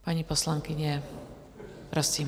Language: Czech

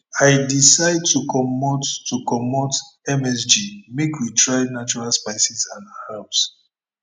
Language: Nigerian Pidgin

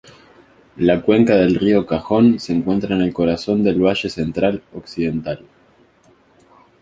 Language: Spanish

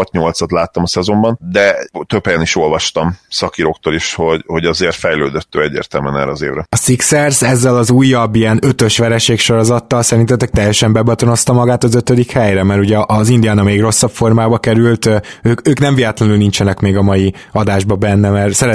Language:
Hungarian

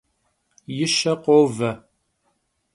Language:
Kabardian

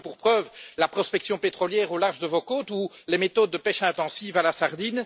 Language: French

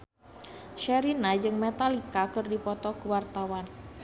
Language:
Sundanese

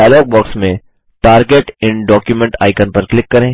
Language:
Hindi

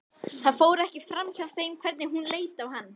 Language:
Icelandic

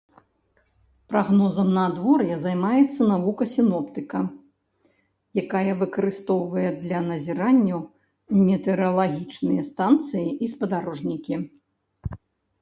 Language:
Belarusian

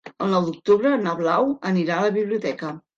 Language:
Catalan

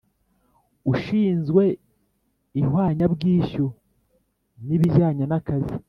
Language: Kinyarwanda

